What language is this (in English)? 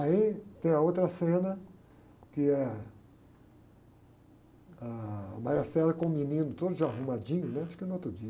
Portuguese